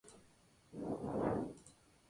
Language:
Spanish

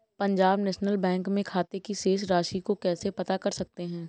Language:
Hindi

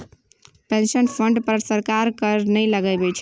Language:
Maithili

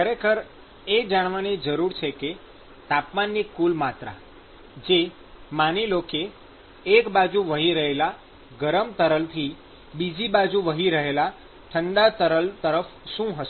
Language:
Gujarati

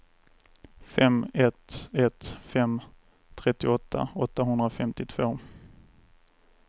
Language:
Swedish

